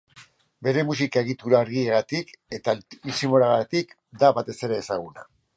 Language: Basque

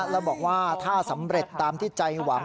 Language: Thai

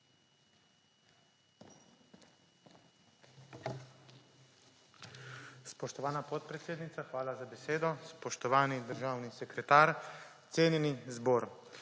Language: Slovenian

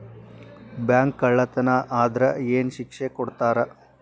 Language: Kannada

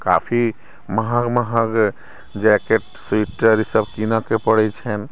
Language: Maithili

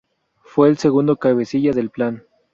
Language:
Spanish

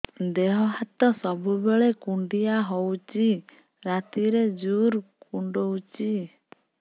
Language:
Odia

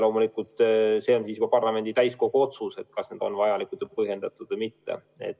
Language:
Estonian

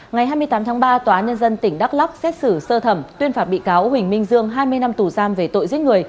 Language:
Vietnamese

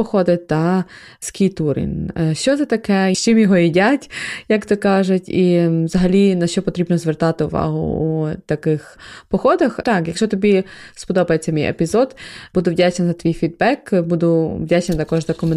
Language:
Ukrainian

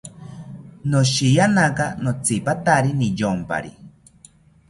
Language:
South Ucayali Ashéninka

